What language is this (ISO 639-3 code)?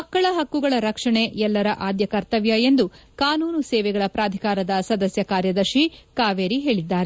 kan